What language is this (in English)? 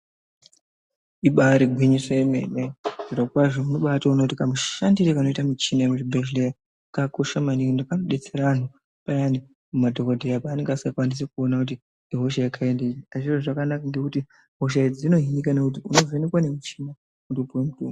Ndau